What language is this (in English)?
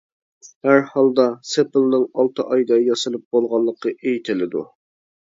Uyghur